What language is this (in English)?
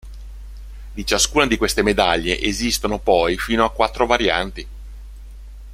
Italian